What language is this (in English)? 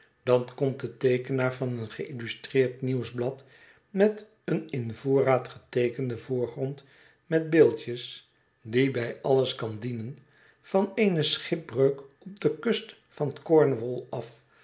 Dutch